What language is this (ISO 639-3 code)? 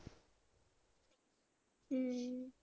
pan